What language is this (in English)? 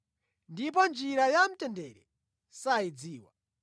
Nyanja